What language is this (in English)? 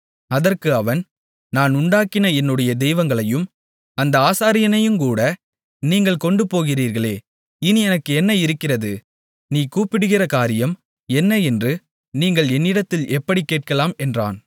Tamil